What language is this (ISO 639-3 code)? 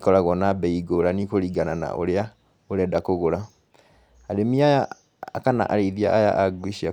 kik